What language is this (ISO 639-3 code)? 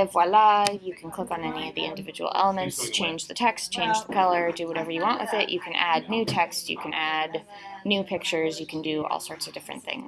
eng